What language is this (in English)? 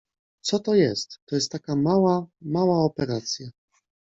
Polish